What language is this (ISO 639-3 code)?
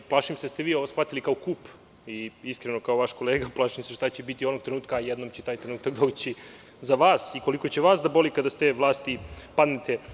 srp